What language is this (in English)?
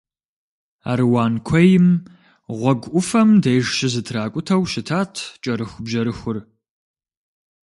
Kabardian